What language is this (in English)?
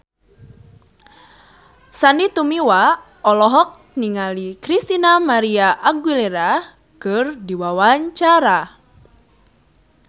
Sundanese